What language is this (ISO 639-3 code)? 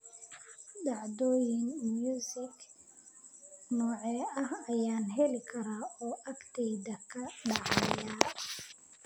som